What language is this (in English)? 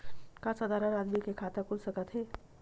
Chhattisgarhi